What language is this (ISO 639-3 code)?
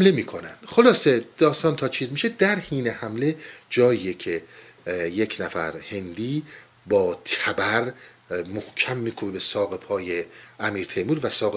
fas